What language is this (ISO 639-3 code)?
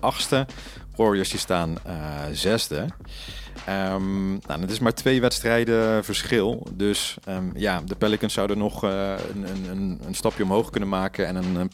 nld